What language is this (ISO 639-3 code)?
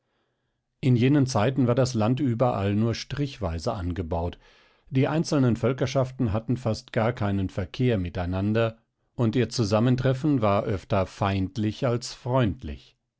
deu